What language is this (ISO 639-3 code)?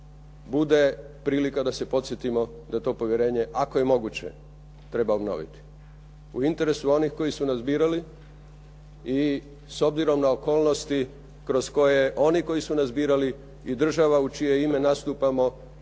hrv